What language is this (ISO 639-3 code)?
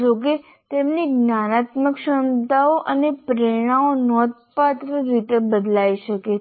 guj